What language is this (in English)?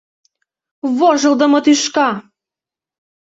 Mari